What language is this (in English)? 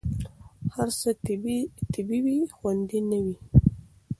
Pashto